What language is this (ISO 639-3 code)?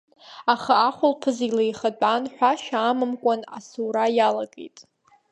abk